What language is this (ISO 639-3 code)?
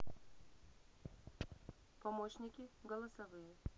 rus